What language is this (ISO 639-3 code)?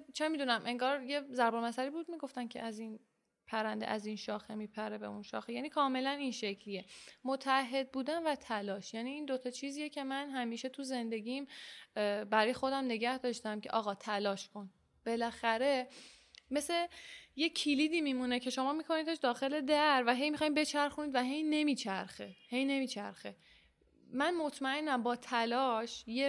fas